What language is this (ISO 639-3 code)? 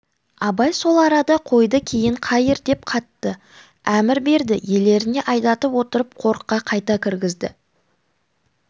kaz